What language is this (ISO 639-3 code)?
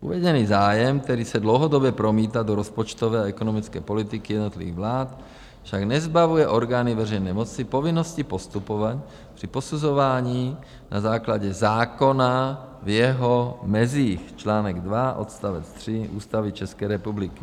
ces